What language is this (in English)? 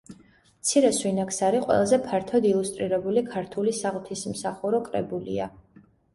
Georgian